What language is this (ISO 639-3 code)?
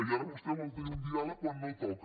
cat